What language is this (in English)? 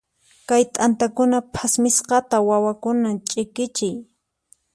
Puno Quechua